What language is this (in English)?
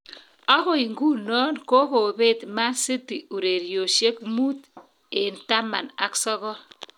Kalenjin